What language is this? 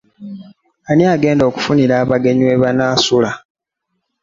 Ganda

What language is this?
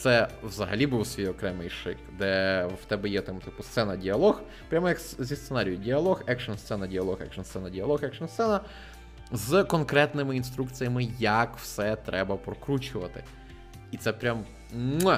Ukrainian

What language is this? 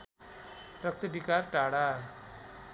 Nepali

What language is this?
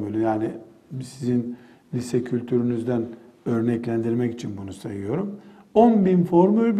Turkish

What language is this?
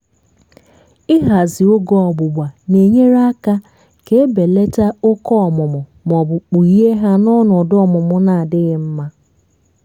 Igbo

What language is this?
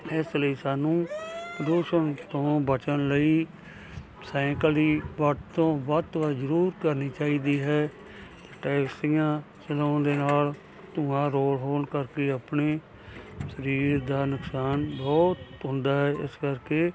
Punjabi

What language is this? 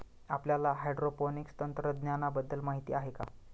Marathi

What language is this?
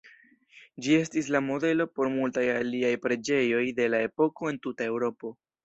Esperanto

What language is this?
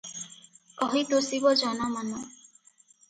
Odia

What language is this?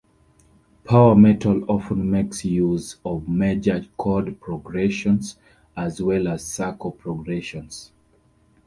English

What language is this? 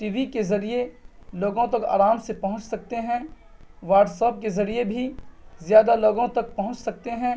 Urdu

